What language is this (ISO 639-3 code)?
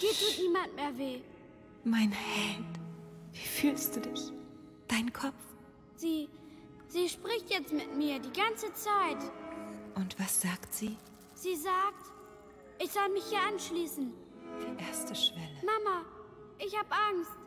deu